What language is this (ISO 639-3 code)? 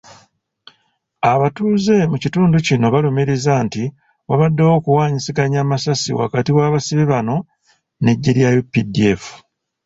lug